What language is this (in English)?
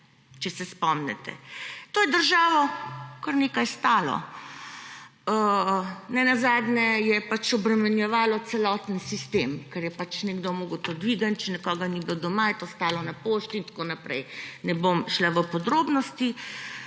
Slovenian